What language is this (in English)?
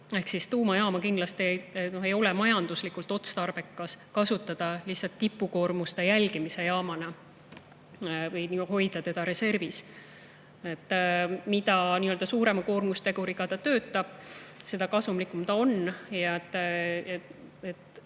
Estonian